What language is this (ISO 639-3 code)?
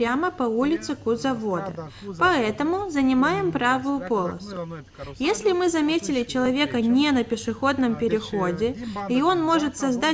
rus